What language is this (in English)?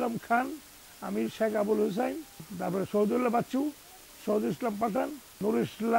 Dutch